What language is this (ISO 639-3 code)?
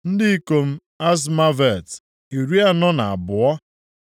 ibo